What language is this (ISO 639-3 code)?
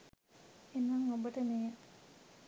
sin